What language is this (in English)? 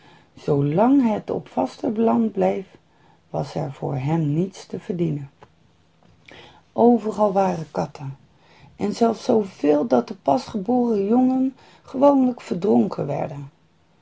Dutch